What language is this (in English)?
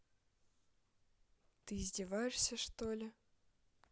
Russian